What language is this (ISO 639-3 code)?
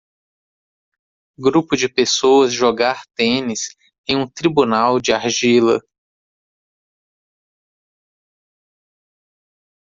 por